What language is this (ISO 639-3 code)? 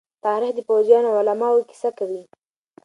pus